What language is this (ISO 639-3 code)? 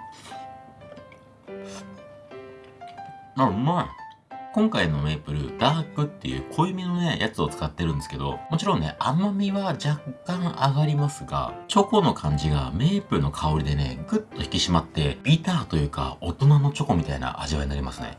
jpn